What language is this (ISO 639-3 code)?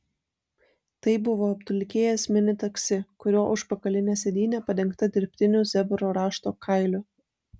lit